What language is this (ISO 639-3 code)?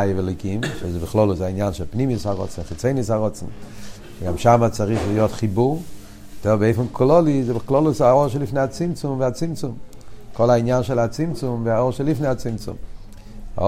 heb